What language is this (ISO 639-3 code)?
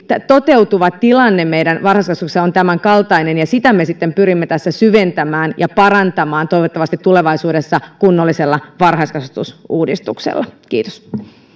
fin